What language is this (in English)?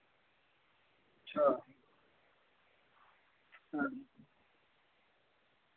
Dogri